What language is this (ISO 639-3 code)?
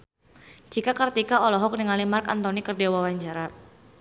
sun